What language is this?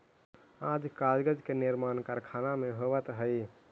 Magahi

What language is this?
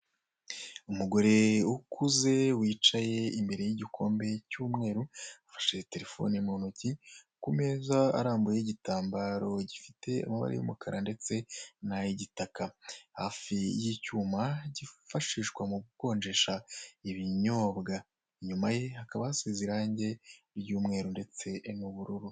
Kinyarwanda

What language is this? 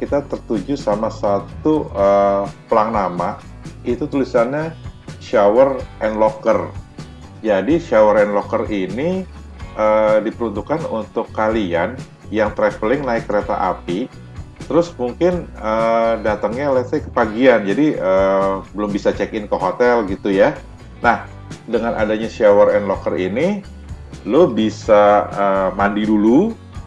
Indonesian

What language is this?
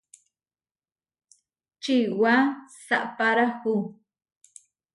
Huarijio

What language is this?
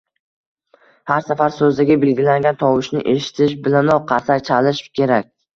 Uzbek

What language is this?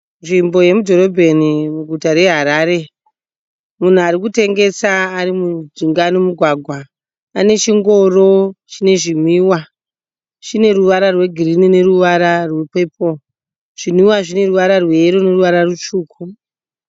Shona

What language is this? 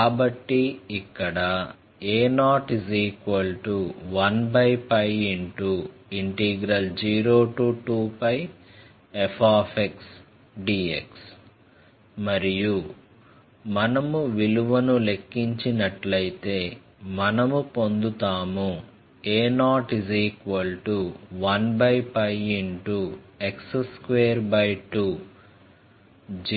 Telugu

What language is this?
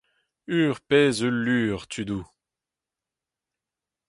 Breton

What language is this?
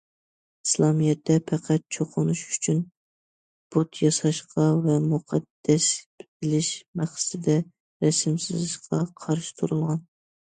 Uyghur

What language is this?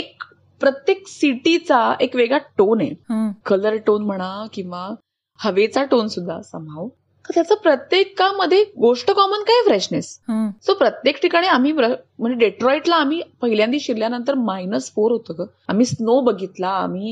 Marathi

